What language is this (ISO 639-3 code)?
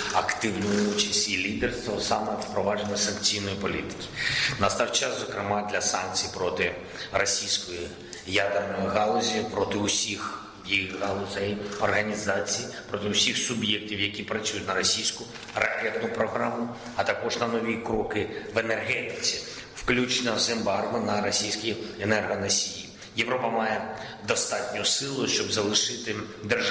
ukr